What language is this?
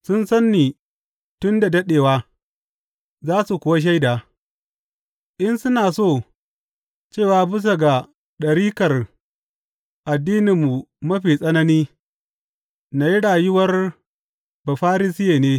Hausa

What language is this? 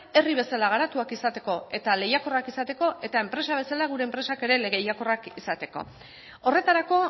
Basque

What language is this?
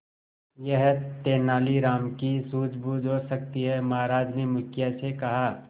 Hindi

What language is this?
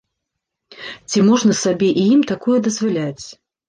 Belarusian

